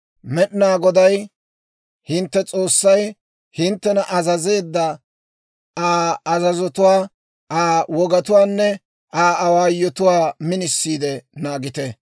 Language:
Dawro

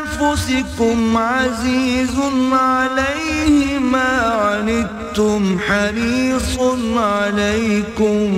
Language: Urdu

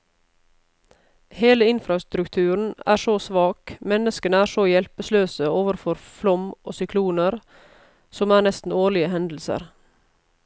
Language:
Norwegian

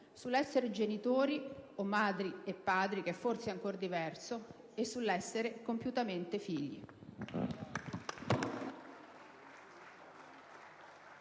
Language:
Italian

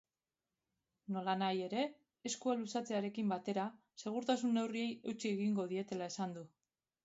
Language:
Basque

